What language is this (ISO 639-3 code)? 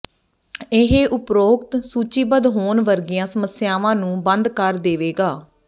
pan